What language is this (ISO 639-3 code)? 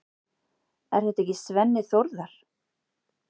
isl